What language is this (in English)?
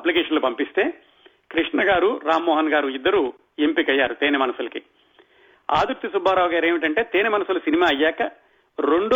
Telugu